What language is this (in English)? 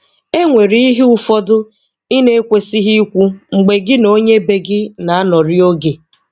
Igbo